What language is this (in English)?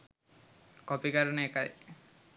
Sinhala